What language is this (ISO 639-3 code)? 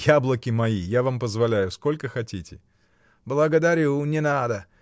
rus